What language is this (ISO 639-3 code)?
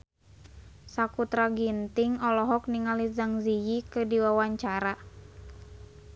sun